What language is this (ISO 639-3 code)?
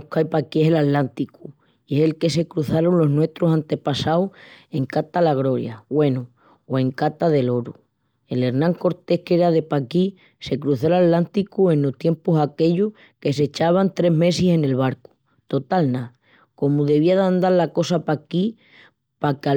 ext